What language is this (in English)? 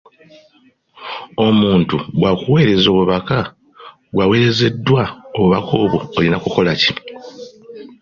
Ganda